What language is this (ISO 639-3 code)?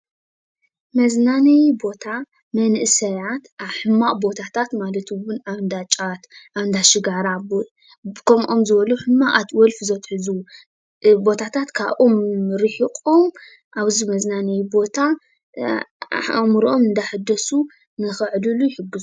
tir